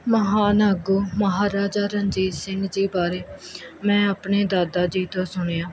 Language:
Punjabi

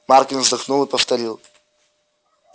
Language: Russian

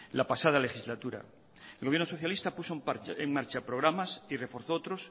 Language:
Spanish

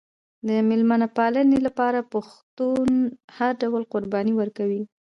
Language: Pashto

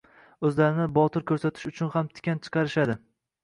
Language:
Uzbek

